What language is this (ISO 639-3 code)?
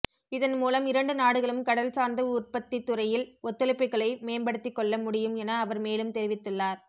tam